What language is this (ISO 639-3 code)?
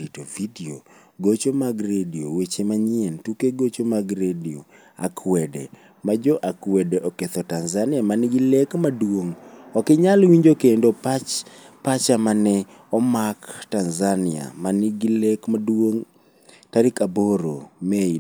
luo